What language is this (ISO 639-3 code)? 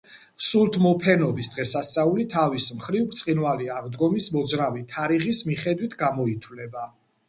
kat